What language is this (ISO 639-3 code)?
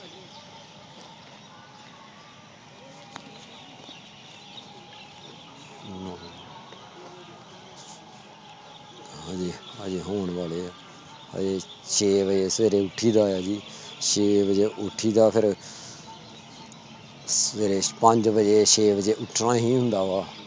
pan